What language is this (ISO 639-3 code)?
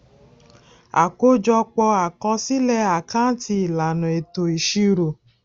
yor